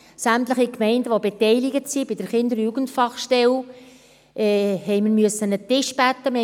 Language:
Swiss German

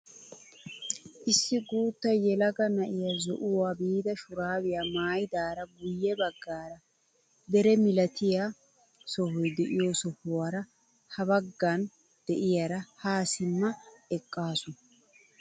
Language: Wolaytta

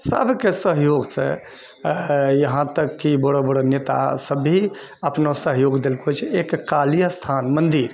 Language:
Maithili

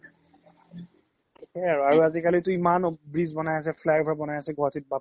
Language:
Assamese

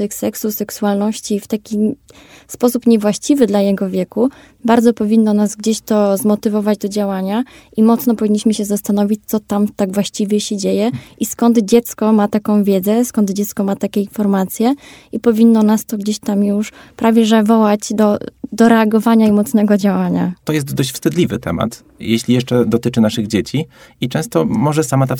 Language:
Polish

